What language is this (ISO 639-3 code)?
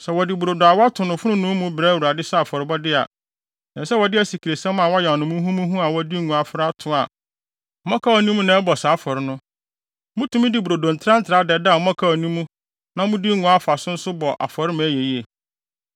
aka